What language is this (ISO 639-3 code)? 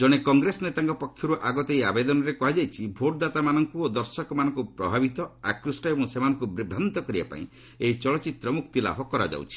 ori